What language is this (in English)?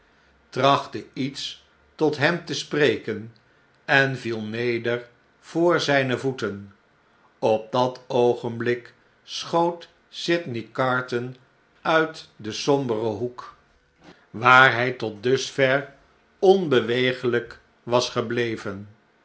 Dutch